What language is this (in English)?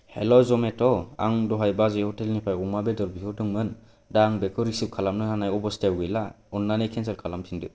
Bodo